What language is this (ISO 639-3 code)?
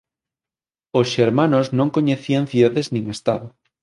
glg